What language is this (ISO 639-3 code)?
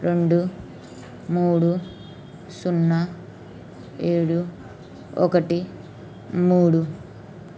tel